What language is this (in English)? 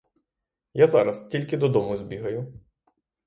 Ukrainian